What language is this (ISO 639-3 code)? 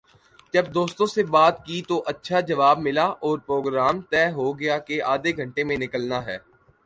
urd